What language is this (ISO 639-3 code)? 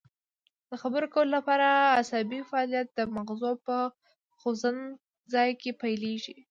pus